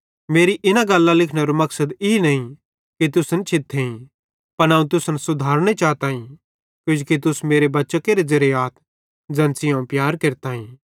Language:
Bhadrawahi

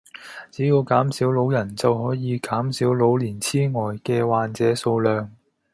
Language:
Cantonese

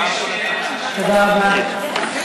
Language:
Hebrew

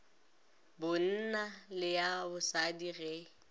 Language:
Northern Sotho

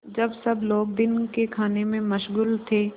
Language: Hindi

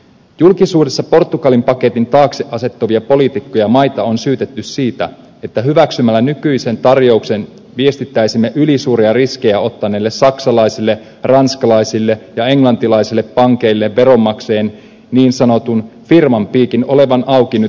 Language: Finnish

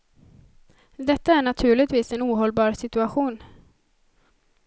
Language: Swedish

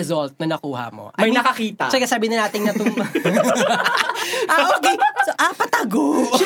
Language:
Filipino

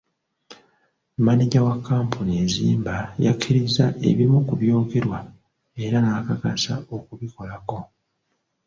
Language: Ganda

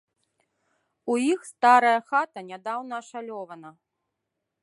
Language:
Belarusian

